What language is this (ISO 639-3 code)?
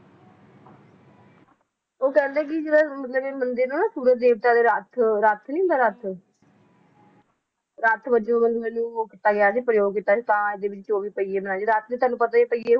pan